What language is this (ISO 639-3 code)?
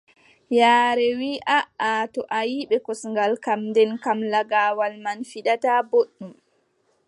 fub